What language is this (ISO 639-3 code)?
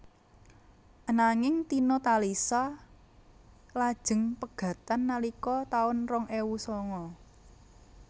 jav